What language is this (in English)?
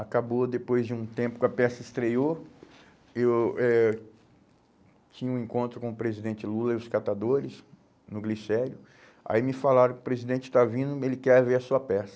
Portuguese